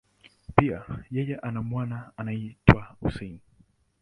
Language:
Swahili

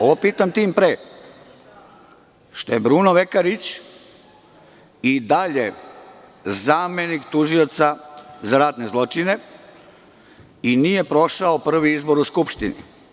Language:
Serbian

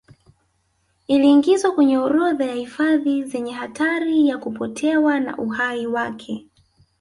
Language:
Swahili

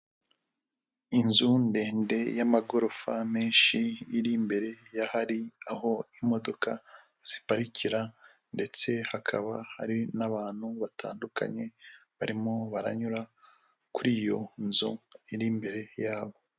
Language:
Kinyarwanda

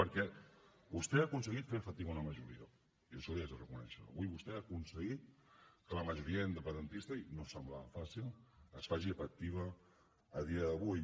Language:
Catalan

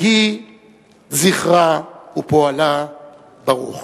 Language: Hebrew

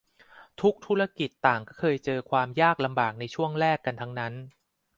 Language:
Thai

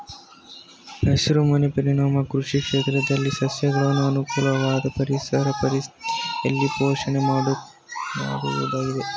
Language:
Kannada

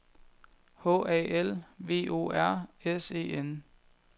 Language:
Danish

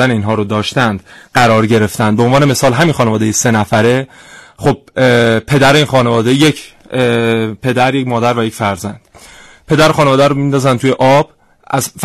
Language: Persian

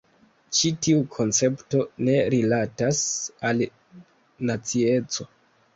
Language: Esperanto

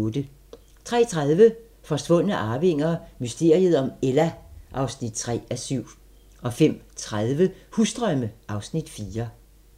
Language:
Danish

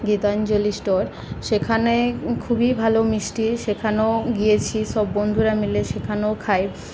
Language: Bangla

